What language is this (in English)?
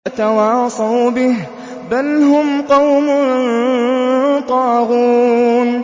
Arabic